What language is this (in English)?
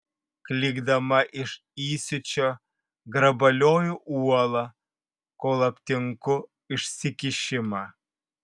Lithuanian